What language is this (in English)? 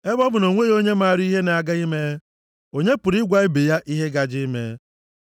Igbo